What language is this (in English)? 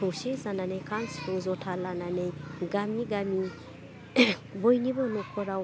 Bodo